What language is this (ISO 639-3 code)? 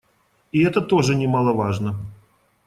rus